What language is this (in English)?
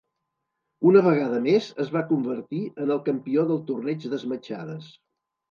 Catalan